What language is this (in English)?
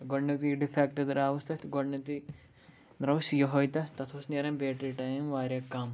Kashmiri